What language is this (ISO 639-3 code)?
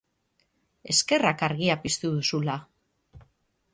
eus